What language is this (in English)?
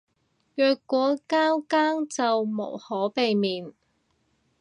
Cantonese